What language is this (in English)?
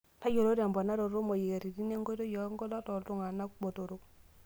Masai